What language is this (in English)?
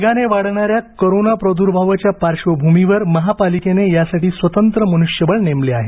Marathi